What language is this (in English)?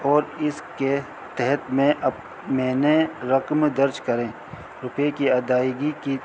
Urdu